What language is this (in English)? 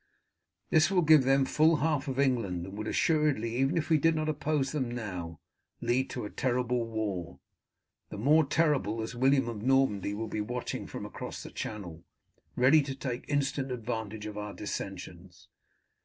English